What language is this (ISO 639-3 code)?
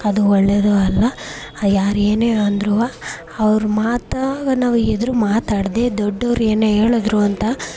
kan